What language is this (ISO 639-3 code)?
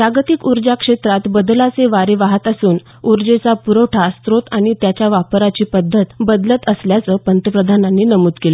mar